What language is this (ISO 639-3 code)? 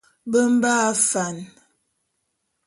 bum